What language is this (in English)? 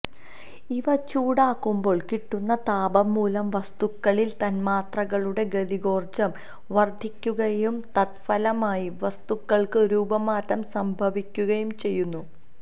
Malayalam